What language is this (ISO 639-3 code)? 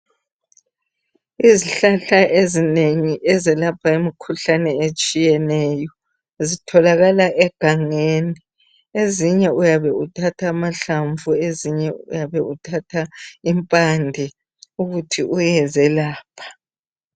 nde